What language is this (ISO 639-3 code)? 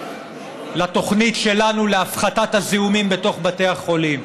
heb